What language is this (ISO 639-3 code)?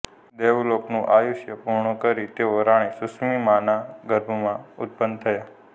guj